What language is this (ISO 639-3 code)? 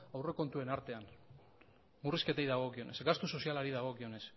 eus